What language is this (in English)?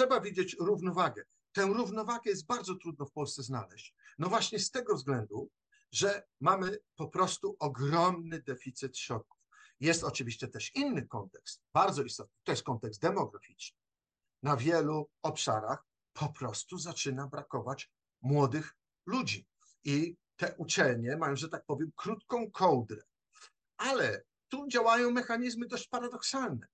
Polish